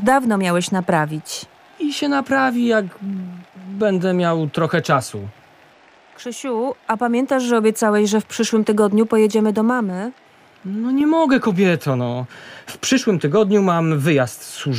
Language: Polish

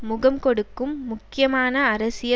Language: Tamil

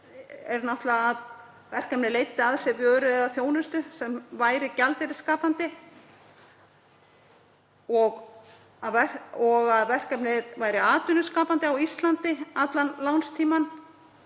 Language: Icelandic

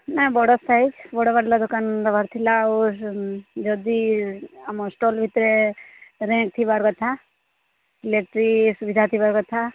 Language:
Odia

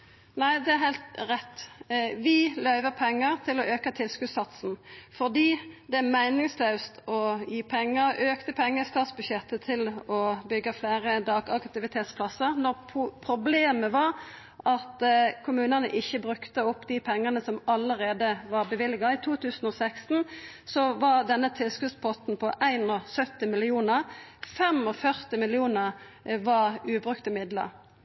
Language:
Norwegian Nynorsk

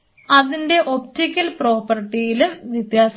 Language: Malayalam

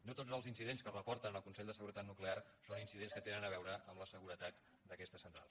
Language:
Catalan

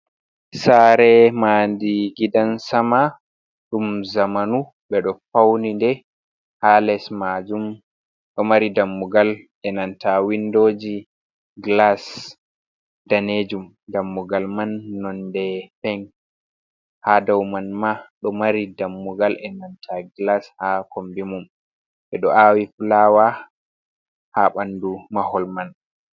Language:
Fula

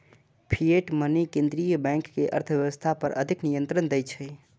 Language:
Maithili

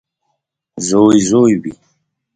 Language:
Pashto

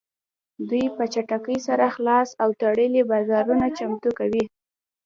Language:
Pashto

